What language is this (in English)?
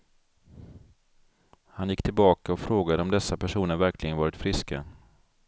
Swedish